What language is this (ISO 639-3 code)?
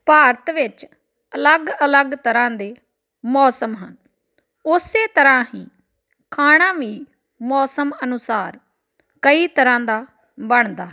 pan